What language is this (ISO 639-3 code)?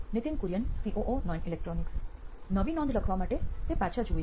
guj